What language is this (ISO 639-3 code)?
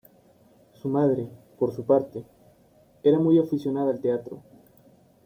spa